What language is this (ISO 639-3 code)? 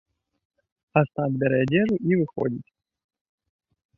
bel